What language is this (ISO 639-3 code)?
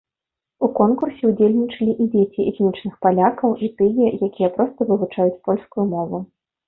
bel